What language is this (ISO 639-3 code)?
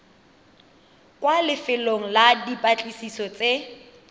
tsn